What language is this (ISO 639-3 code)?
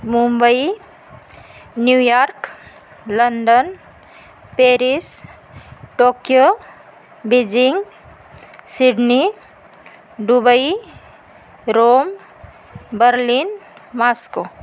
mar